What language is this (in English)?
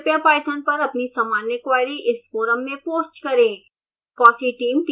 Hindi